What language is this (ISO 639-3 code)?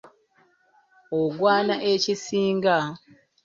lug